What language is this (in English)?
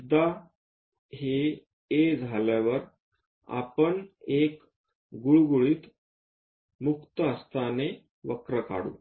Marathi